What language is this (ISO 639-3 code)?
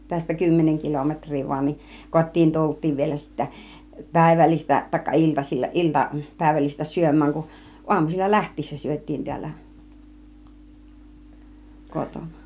fin